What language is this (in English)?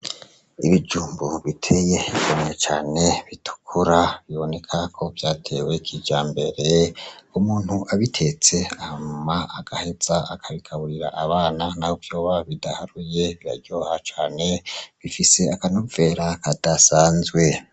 Rundi